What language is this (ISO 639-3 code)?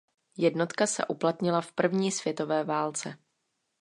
ces